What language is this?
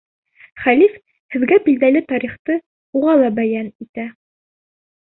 Bashkir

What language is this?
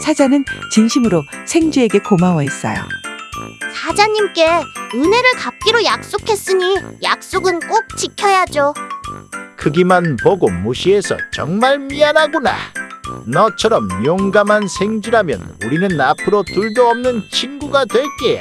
Korean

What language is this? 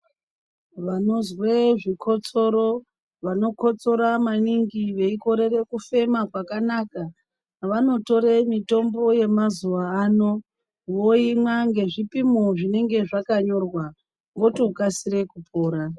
Ndau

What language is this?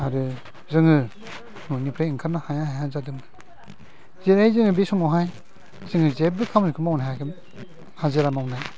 Bodo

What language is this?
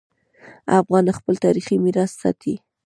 Pashto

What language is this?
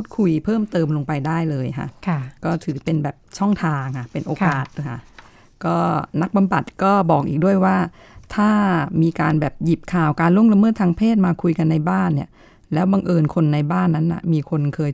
Thai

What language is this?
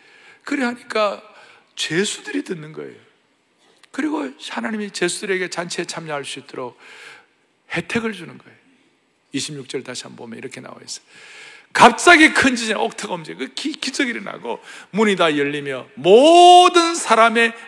Korean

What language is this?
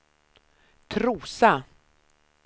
Swedish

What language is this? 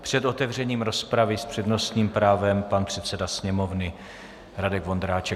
Czech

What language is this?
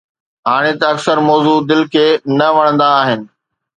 Sindhi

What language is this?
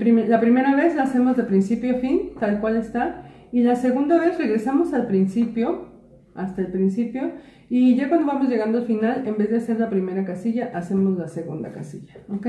Spanish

